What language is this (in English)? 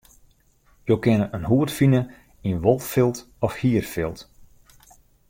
Western Frisian